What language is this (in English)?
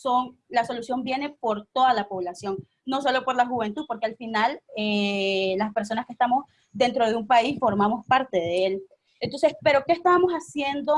Spanish